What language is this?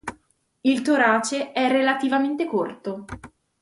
Italian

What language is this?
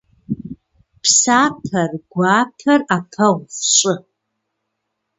Kabardian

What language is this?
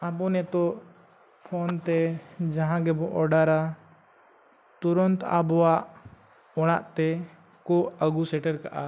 Santali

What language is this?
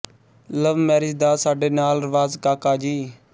Punjabi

